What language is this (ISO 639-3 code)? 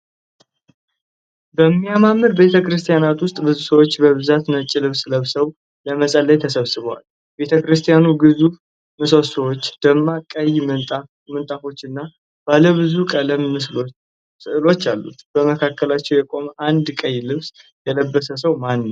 amh